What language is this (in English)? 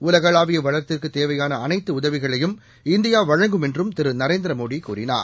Tamil